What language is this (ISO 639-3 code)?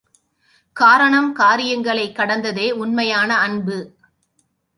tam